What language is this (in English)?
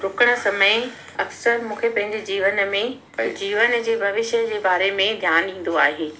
Sindhi